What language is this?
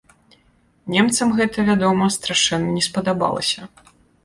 Belarusian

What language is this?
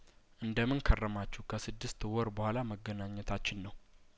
Amharic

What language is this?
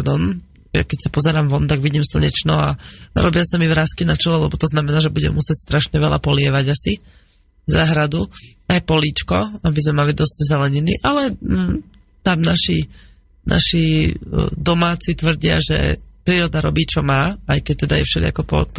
Slovak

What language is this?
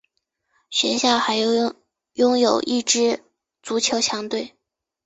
Chinese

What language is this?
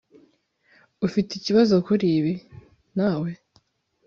Kinyarwanda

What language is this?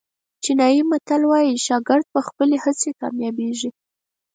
Pashto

